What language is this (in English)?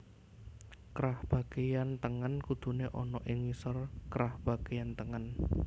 Javanese